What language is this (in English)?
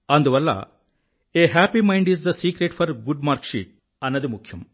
Telugu